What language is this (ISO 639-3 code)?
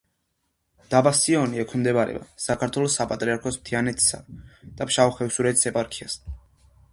kat